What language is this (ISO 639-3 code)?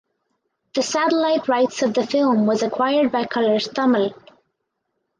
eng